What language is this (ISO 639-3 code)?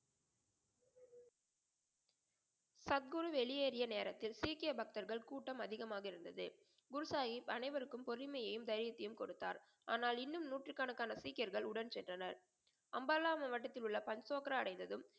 tam